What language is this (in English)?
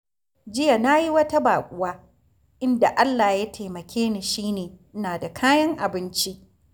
Hausa